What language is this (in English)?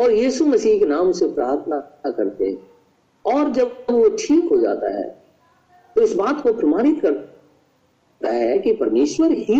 Hindi